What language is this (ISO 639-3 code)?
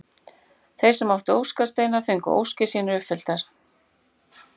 isl